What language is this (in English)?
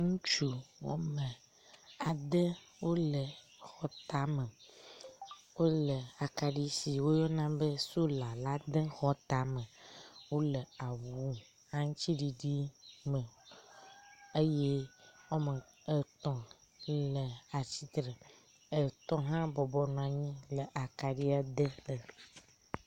Ewe